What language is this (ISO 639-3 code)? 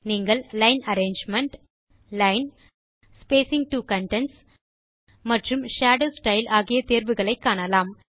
tam